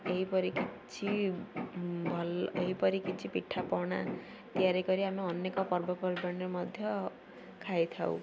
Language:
Odia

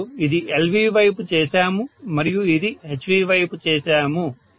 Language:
Telugu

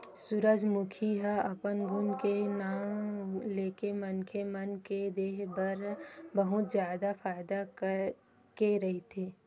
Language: Chhattisgarhi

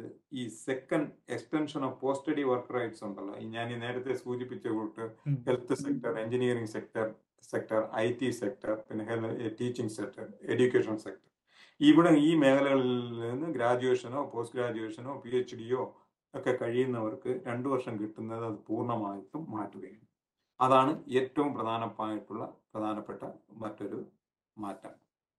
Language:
Malayalam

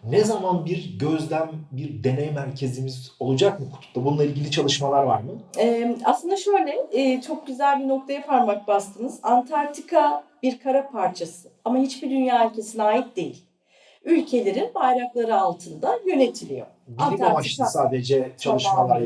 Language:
Turkish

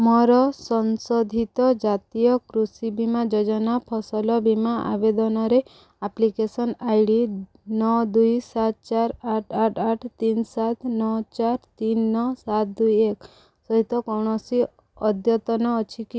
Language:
Odia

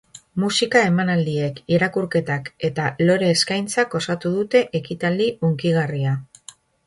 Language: Basque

